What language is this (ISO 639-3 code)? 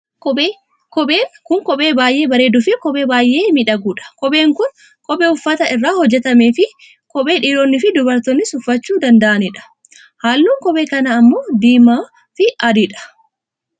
orm